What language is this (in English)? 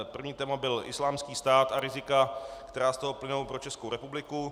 Czech